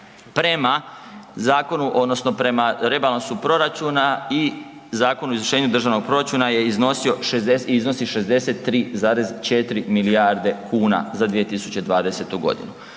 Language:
Croatian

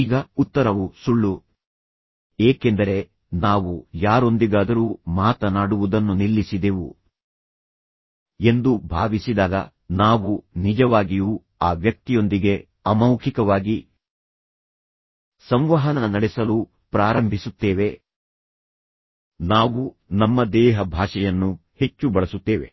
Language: Kannada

